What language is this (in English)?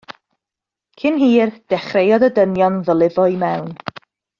Welsh